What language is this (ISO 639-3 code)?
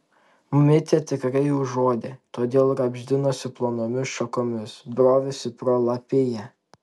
lit